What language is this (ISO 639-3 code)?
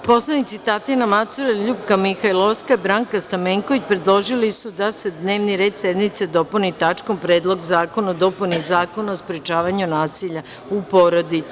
srp